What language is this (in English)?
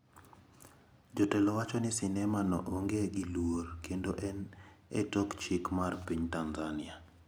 Luo (Kenya and Tanzania)